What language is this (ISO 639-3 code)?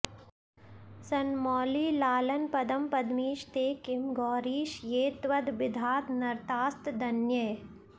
san